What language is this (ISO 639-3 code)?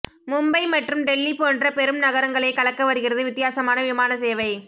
tam